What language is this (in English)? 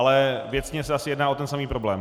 Czech